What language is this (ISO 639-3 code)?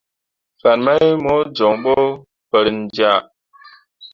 mua